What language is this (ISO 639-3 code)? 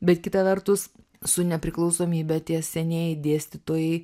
lit